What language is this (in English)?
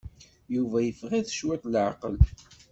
Kabyle